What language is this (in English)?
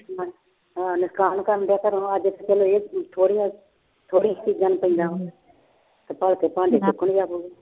Punjabi